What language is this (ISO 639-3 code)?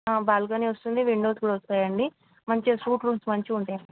tel